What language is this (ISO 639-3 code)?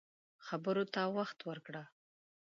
pus